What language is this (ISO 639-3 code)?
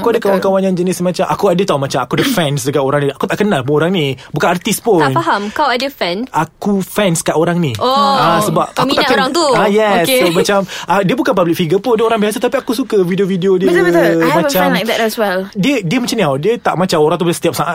msa